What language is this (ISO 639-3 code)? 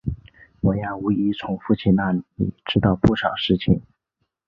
zho